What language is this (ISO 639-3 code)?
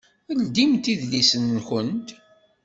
kab